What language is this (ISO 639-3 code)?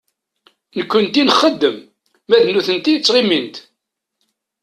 kab